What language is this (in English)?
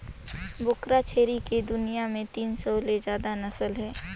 Chhattisgarhi